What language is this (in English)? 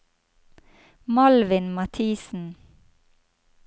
Norwegian